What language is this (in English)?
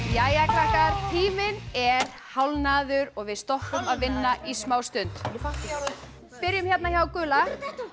Icelandic